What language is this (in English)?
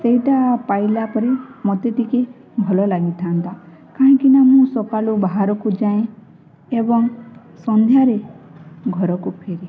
Odia